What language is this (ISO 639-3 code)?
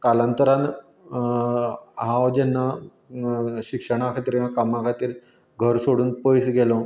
kok